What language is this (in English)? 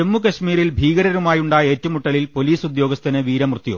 Malayalam